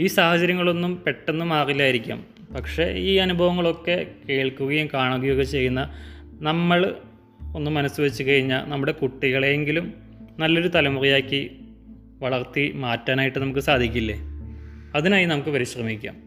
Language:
Malayalam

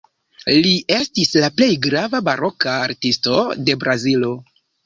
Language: Esperanto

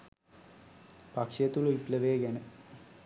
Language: Sinhala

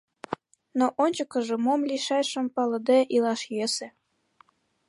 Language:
Mari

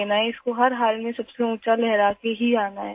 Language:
Urdu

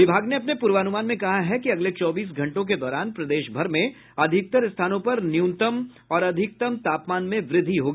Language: Hindi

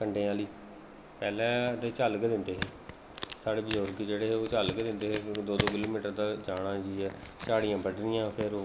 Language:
Dogri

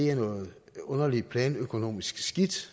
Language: Danish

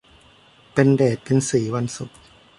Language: Thai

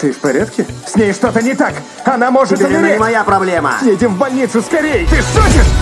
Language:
Russian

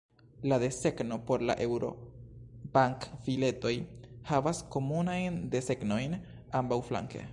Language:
Esperanto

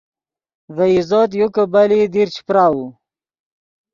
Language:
Yidgha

